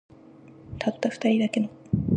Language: Japanese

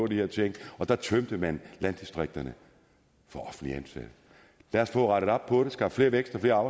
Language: Danish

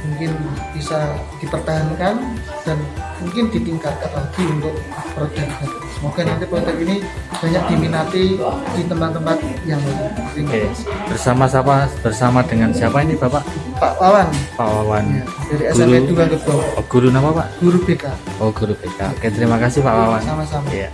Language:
Indonesian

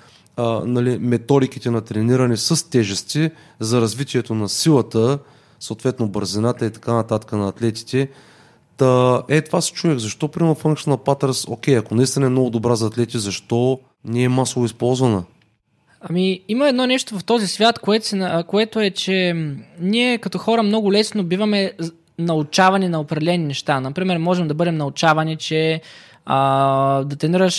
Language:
Bulgarian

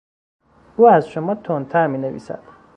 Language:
Persian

